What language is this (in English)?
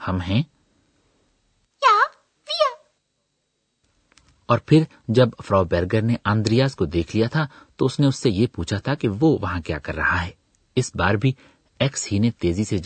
Urdu